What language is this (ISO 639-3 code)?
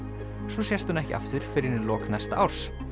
isl